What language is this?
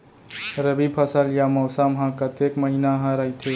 Chhattisgarhi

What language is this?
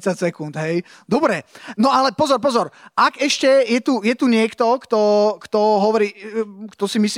Slovak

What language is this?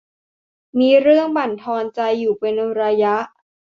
Thai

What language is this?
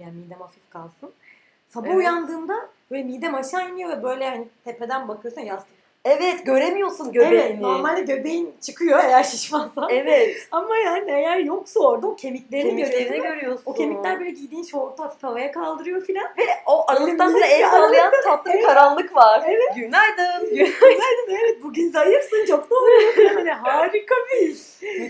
Turkish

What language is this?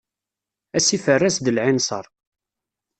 Kabyle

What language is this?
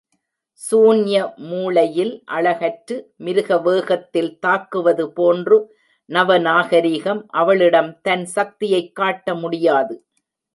Tamil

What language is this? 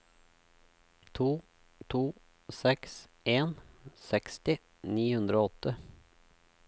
Norwegian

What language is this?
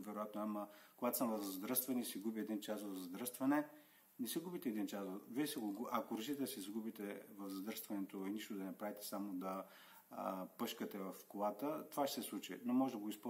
Bulgarian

